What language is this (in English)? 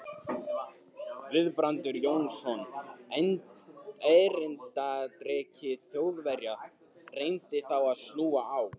Icelandic